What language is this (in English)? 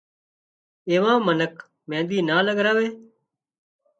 Wadiyara Koli